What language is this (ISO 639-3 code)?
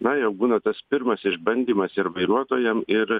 lit